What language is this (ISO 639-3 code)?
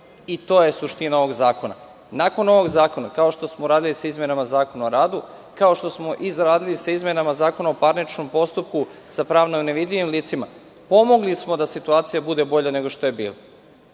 srp